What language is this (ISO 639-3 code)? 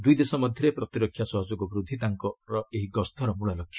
ori